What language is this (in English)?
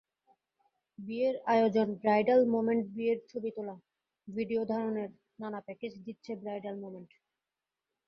Bangla